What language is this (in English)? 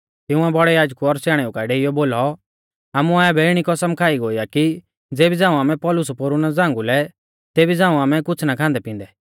Mahasu Pahari